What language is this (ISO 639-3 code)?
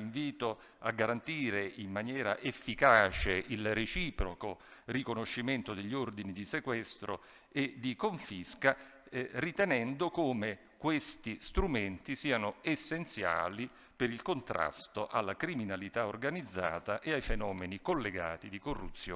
ita